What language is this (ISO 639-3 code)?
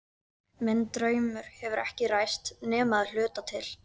isl